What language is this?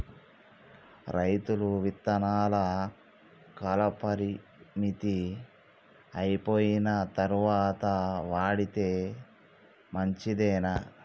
Telugu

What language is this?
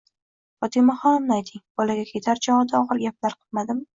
Uzbek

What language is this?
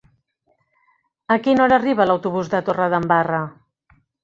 Catalan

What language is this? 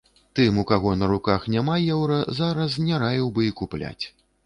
Belarusian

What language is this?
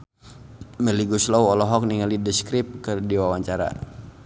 Sundanese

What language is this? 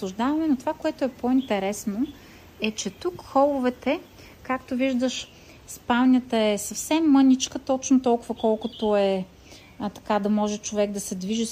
Bulgarian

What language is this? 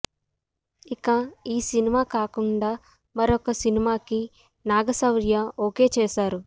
Telugu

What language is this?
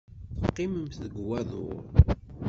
Kabyle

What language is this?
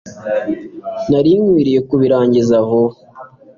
Kinyarwanda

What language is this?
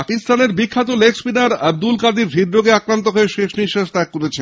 Bangla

